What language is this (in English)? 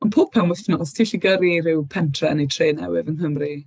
Welsh